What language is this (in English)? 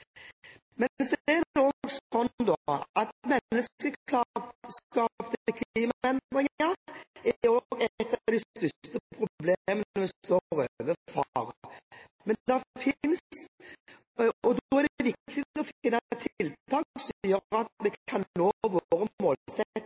Norwegian Bokmål